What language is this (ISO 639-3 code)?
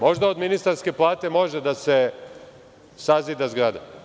srp